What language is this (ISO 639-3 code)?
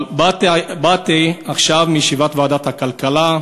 heb